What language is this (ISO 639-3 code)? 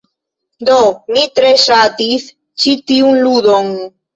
epo